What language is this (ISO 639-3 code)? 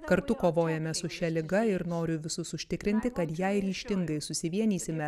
lit